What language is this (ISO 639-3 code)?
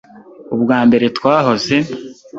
kin